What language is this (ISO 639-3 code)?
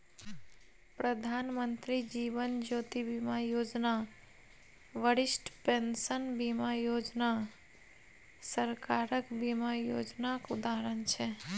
mai